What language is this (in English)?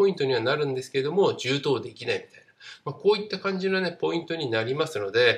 Japanese